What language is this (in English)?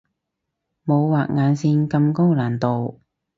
Cantonese